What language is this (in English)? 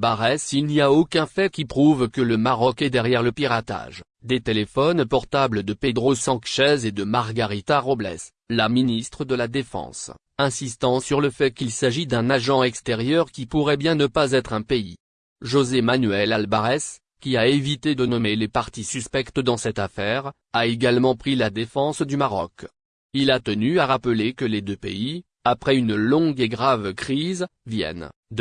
French